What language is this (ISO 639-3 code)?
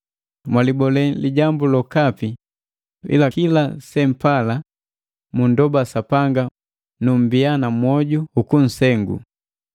mgv